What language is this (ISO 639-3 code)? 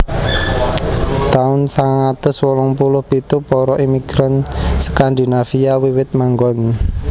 jav